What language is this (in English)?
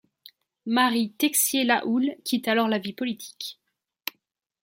French